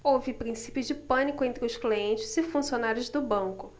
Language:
Portuguese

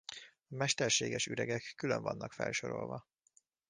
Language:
Hungarian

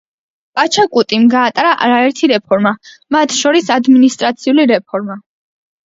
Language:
Georgian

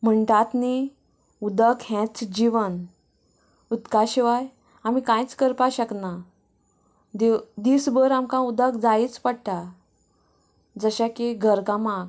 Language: Konkani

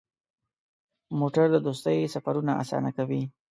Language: Pashto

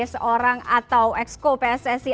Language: Indonesian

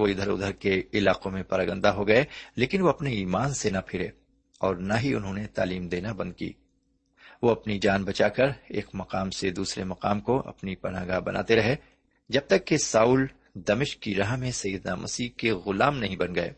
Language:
Urdu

